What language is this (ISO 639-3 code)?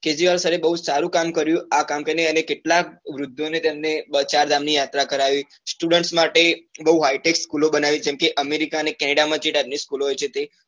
guj